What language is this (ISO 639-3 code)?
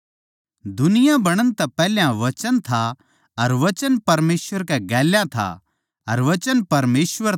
bgc